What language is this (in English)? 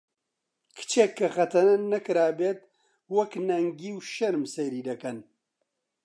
Central Kurdish